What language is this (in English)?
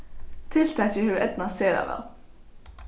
Faroese